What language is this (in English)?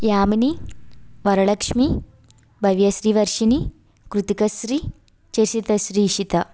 Telugu